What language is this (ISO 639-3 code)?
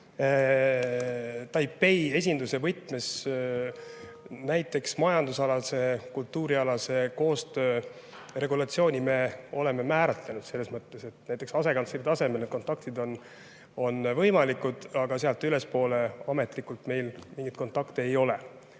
est